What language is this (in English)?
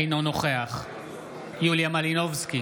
Hebrew